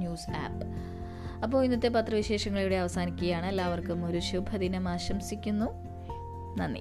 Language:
Malayalam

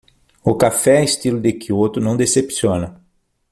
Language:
Portuguese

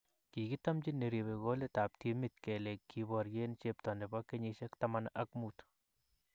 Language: Kalenjin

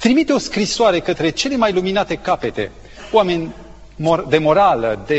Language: Romanian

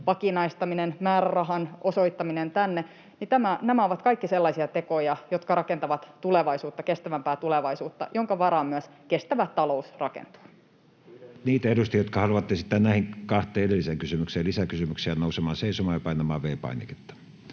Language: Finnish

